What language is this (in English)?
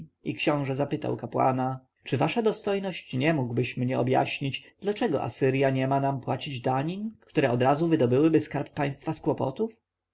Polish